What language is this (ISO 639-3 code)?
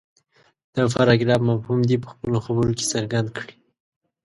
pus